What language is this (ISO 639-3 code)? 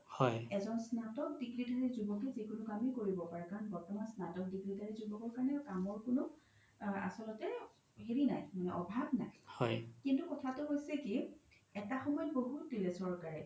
asm